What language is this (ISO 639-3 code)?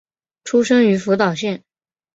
zho